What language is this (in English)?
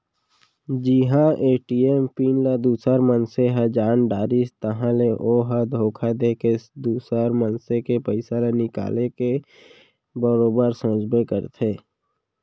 Chhattisgarhi